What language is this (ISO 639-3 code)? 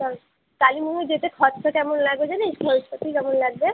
ben